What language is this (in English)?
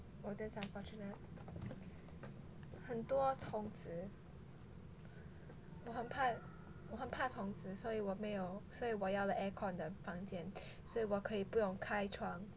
English